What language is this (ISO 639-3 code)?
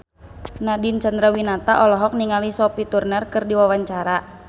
sun